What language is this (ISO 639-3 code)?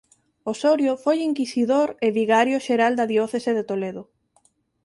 glg